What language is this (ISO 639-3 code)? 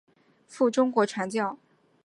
zho